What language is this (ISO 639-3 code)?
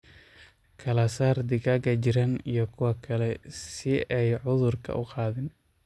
som